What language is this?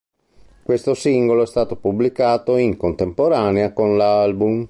Italian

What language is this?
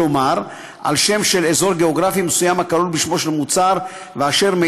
Hebrew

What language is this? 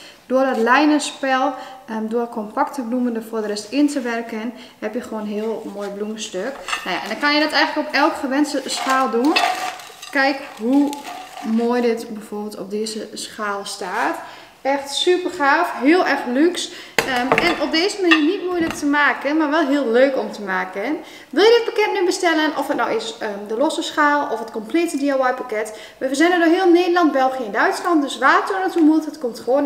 Dutch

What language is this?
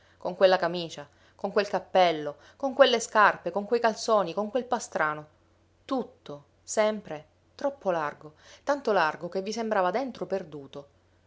Italian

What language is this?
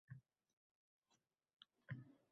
Uzbek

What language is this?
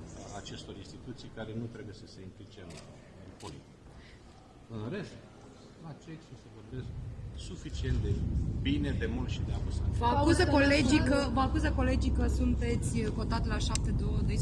Romanian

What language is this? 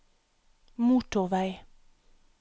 Norwegian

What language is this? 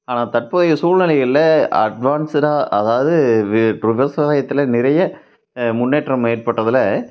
Tamil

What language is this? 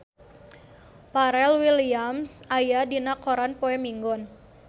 Sundanese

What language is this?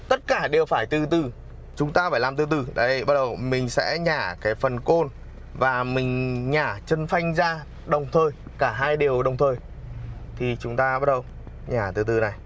Vietnamese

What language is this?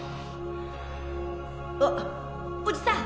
Japanese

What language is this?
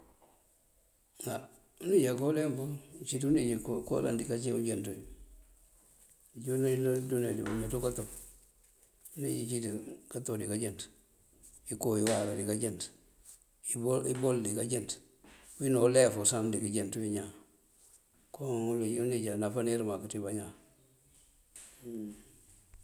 Mandjak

